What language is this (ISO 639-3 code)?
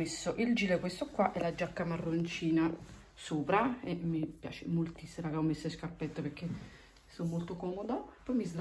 ita